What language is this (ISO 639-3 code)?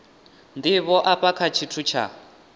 ven